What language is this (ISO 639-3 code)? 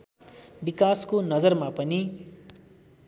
nep